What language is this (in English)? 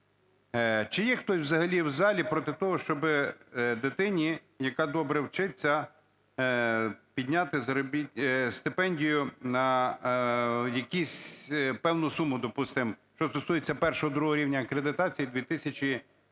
Ukrainian